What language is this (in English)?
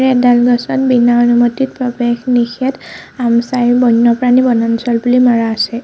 Assamese